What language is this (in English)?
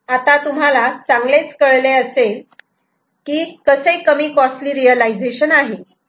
Marathi